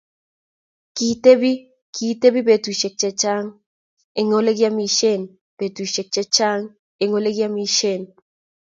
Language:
Kalenjin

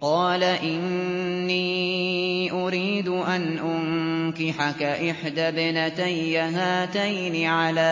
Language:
Arabic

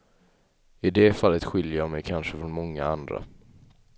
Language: Swedish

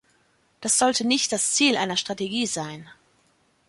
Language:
German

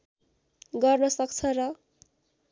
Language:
Nepali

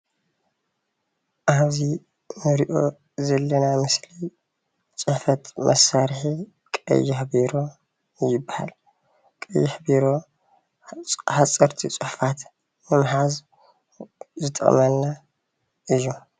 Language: Tigrinya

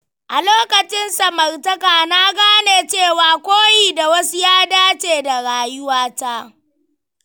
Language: Hausa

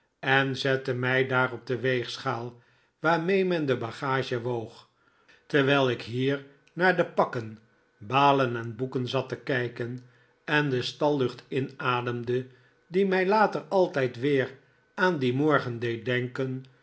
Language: Dutch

